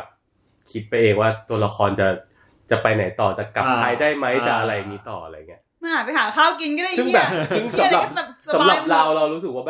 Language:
Thai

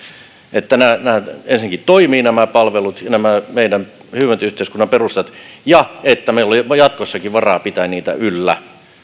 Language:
Finnish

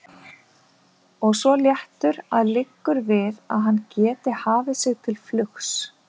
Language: Icelandic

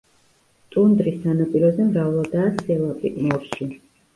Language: Georgian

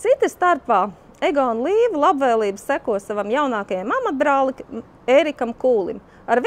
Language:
Latvian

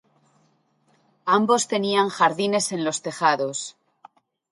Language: Spanish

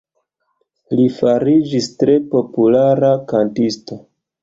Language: Esperanto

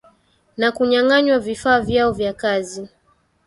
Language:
Swahili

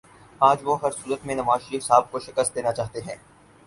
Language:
Urdu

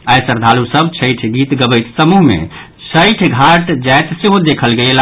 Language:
Maithili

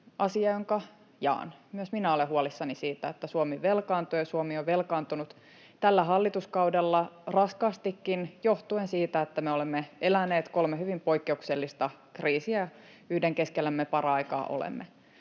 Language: Finnish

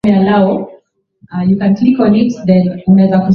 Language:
Swahili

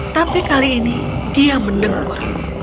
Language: Indonesian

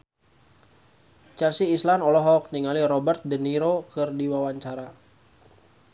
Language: Sundanese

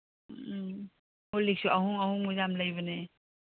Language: Manipuri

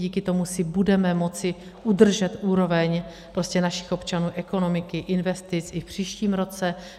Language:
Czech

